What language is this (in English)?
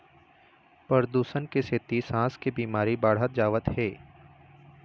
Chhattisgarhi